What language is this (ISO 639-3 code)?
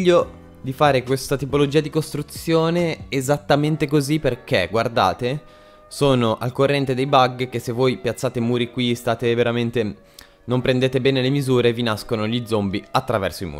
ita